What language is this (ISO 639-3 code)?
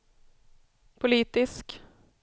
swe